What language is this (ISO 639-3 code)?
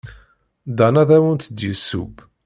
kab